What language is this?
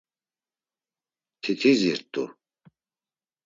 Laz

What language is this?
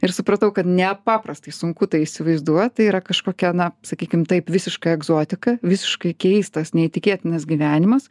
Lithuanian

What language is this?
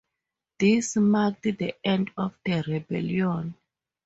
English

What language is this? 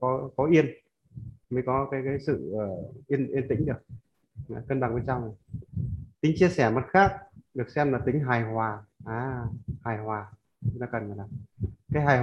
Vietnamese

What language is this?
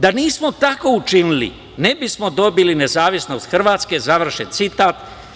Serbian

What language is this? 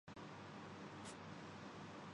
Urdu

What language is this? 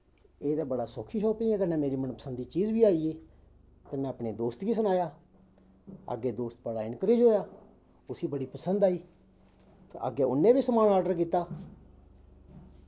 Dogri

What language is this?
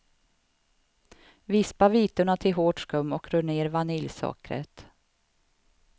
Swedish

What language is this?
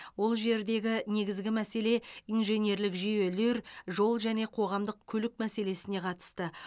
Kazakh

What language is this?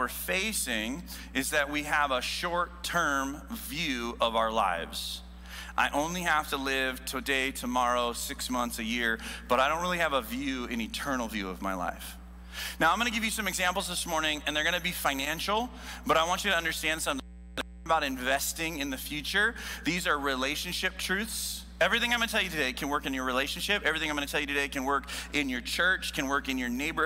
English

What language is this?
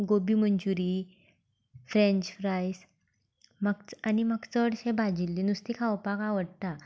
Konkani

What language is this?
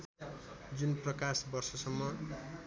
Nepali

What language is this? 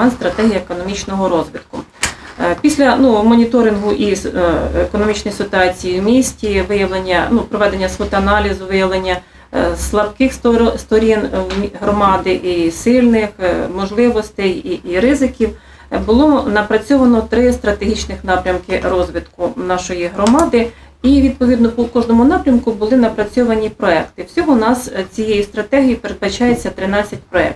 Ukrainian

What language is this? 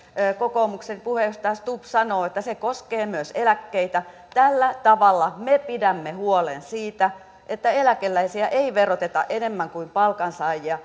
Finnish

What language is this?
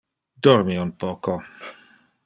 Interlingua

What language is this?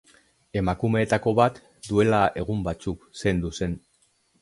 Basque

